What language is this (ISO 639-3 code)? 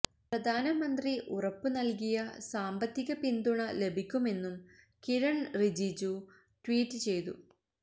mal